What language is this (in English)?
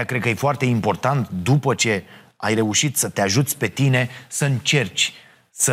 Romanian